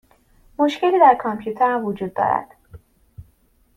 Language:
Persian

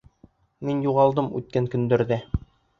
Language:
Bashkir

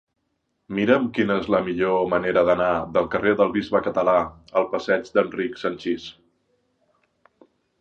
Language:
Catalan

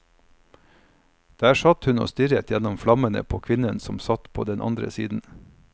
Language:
Norwegian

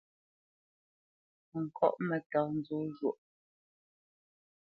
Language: Bamenyam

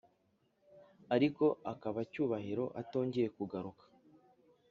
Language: Kinyarwanda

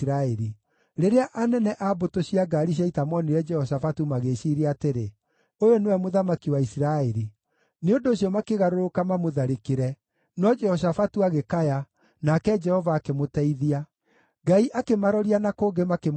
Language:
Kikuyu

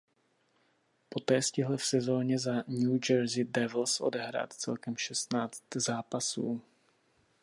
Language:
Czech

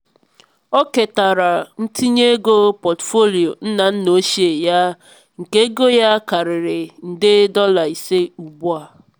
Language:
Igbo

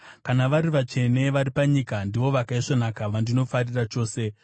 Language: Shona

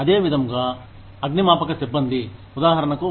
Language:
Telugu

